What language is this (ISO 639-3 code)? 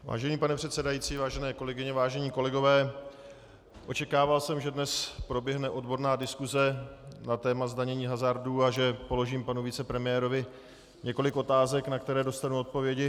ces